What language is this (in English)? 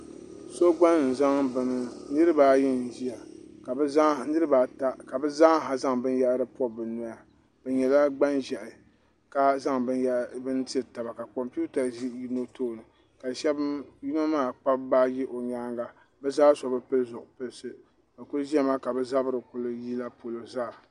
Dagbani